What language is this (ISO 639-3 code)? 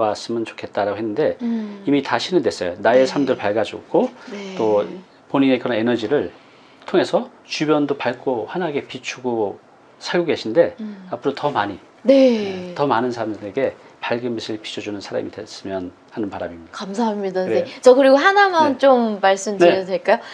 kor